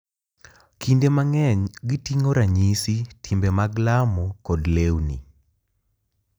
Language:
Luo (Kenya and Tanzania)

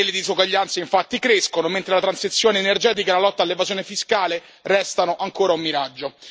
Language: Italian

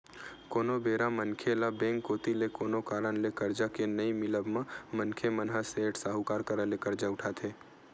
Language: Chhattisgarhi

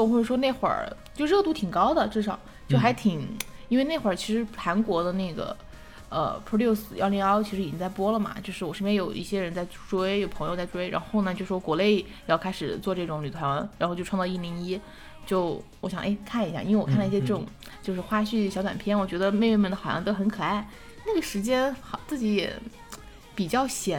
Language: Chinese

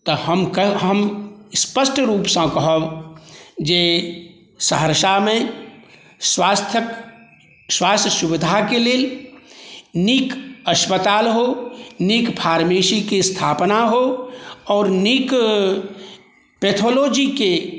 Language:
Maithili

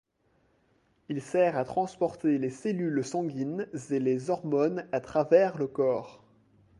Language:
French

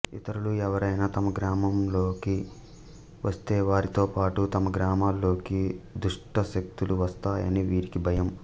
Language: Telugu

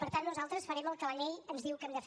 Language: Catalan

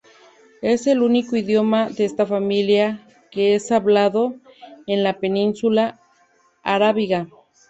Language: Spanish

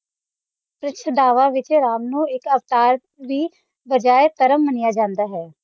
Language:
Punjabi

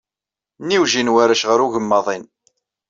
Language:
Kabyle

